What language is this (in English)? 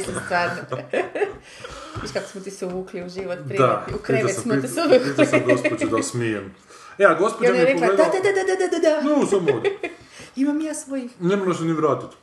Croatian